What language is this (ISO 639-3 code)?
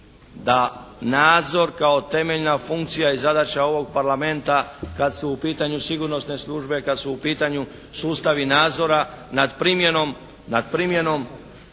hrv